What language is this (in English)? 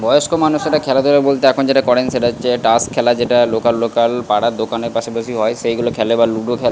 Bangla